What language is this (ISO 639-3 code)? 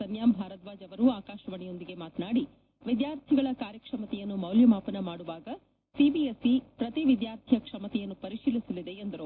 kan